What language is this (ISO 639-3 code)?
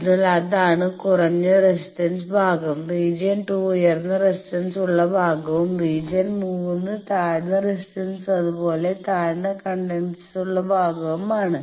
mal